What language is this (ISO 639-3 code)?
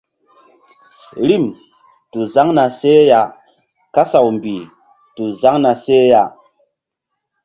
mdd